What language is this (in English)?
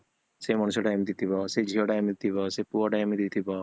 Odia